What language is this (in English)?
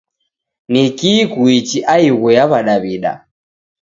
Taita